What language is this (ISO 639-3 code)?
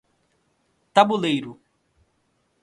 por